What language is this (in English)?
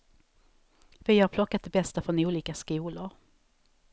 Swedish